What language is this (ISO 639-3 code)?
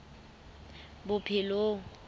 sot